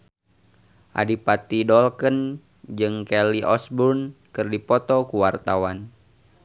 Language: Sundanese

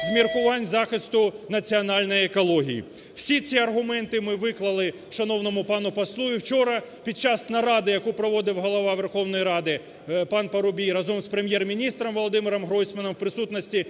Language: Ukrainian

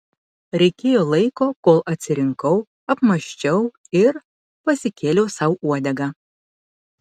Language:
Lithuanian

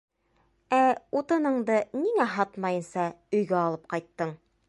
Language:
Bashkir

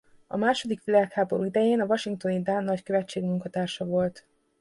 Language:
Hungarian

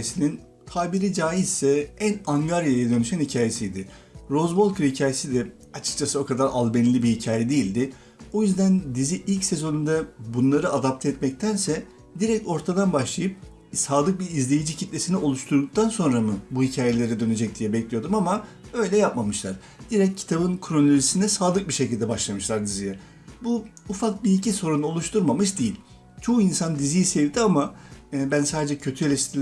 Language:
Turkish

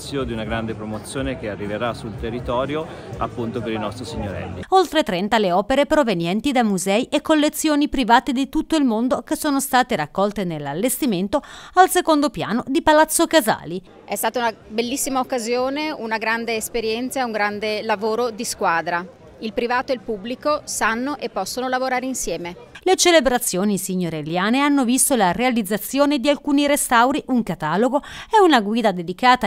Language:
Italian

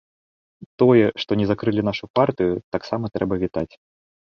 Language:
Belarusian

